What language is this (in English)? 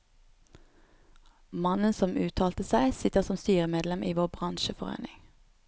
Norwegian